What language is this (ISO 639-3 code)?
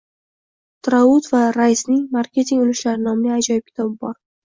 uzb